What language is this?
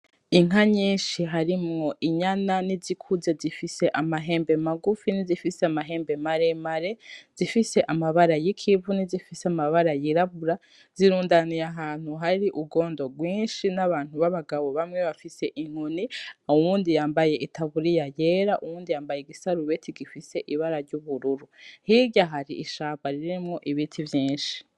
Rundi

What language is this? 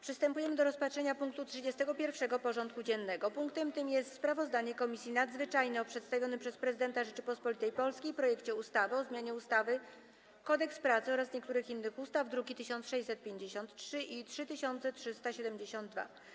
Polish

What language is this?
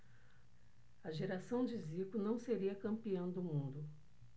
Portuguese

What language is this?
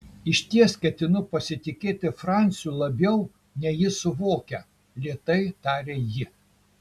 Lithuanian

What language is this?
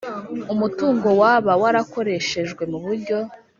Kinyarwanda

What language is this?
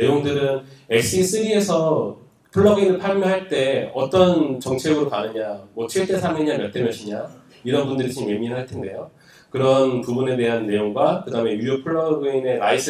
Korean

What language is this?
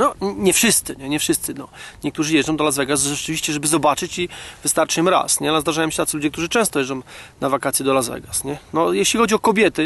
Polish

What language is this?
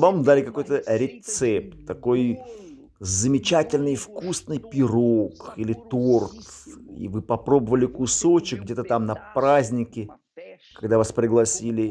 Russian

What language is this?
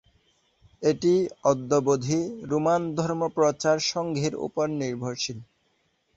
Bangla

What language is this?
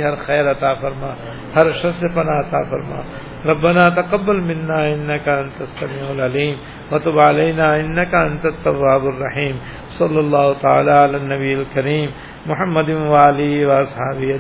Urdu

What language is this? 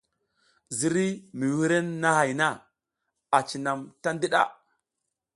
South Giziga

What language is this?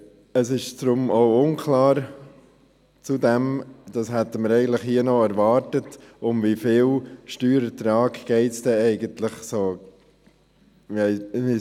Swiss German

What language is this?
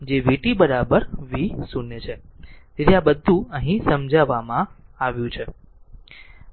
Gujarati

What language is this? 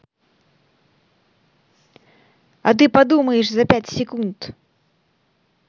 Russian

